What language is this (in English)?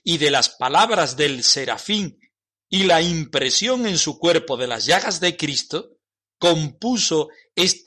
Spanish